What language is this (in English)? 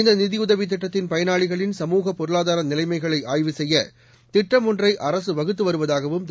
Tamil